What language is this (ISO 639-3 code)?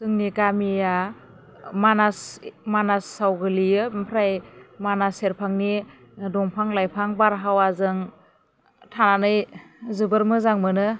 brx